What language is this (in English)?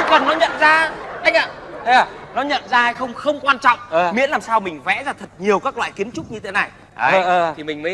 Vietnamese